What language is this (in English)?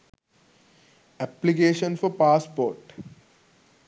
Sinhala